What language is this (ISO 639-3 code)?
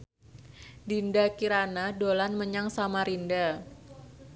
jav